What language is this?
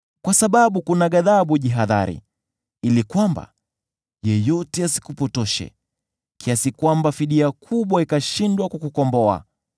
Swahili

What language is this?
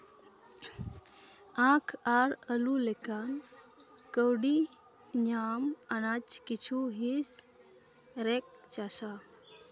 Santali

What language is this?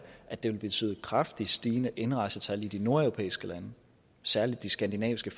Danish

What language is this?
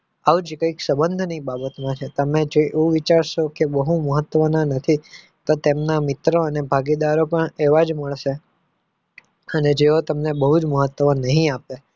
Gujarati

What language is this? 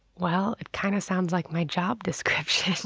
English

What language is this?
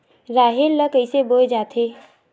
Chhattisgarhi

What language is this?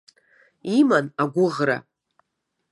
Abkhazian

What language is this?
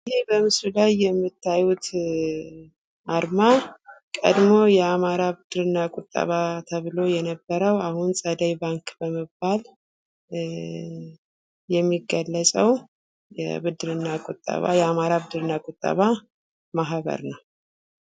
Amharic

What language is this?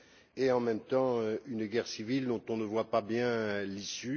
French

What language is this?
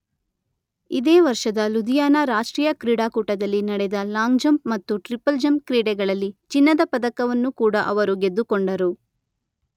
Kannada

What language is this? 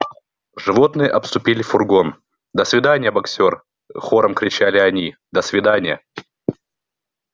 Russian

